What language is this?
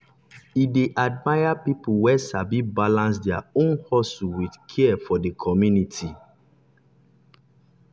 Nigerian Pidgin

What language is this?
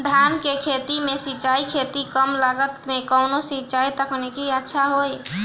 Bhojpuri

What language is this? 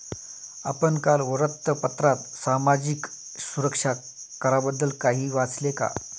Marathi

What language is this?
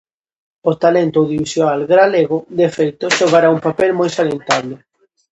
Galician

